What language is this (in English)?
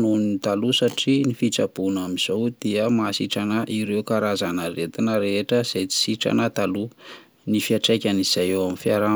Malagasy